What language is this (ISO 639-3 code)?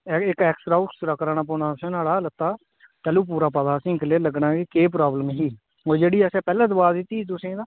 doi